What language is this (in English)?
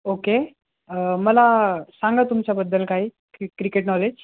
Marathi